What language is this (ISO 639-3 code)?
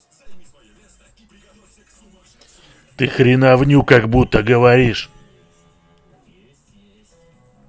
rus